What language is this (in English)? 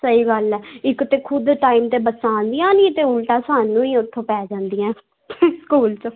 Punjabi